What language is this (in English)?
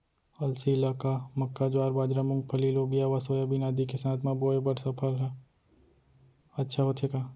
Chhattisgarhi